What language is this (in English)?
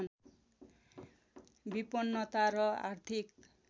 Nepali